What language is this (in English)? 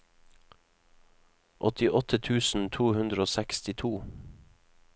Norwegian